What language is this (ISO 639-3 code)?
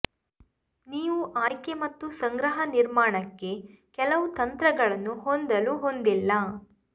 kan